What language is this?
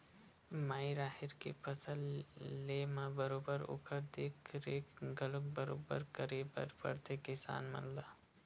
Chhattisgarhi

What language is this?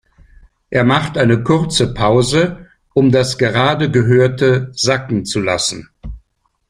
German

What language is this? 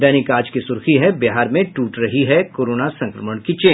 Hindi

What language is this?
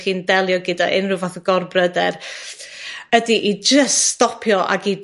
Welsh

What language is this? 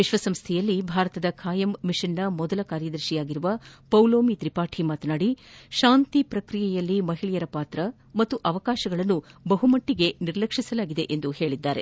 Kannada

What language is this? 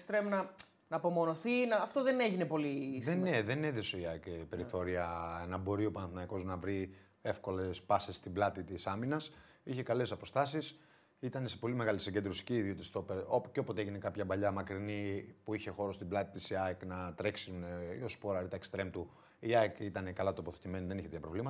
Greek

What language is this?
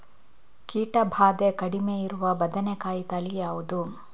Kannada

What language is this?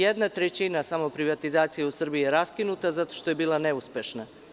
Serbian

